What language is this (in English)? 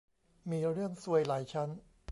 Thai